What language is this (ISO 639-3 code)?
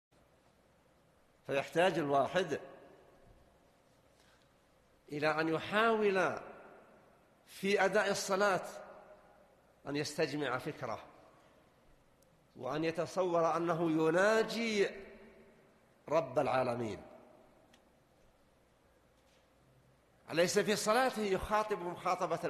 ara